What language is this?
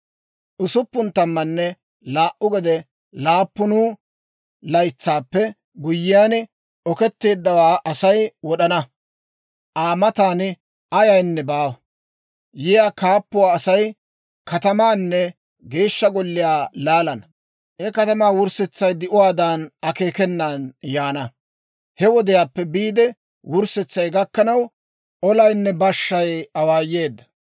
Dawro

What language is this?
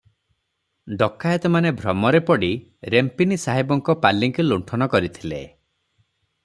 Odia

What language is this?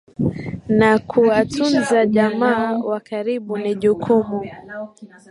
Swahili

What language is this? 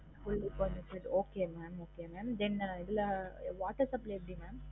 Tamil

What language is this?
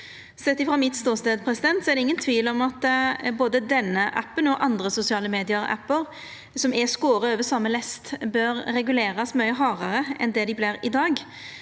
Norwegian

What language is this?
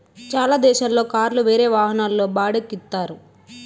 Telugu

